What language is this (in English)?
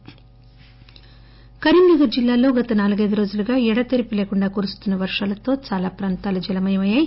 Telugu